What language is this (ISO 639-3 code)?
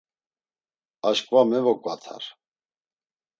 lzz